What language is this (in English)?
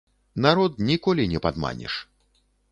Belarusian